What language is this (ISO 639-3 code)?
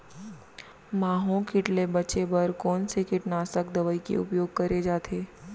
hne